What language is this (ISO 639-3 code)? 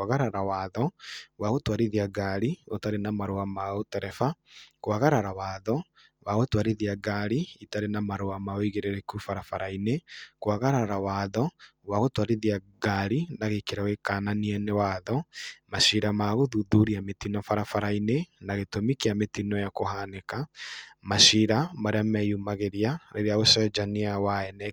kik